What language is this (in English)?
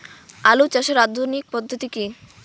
Bangla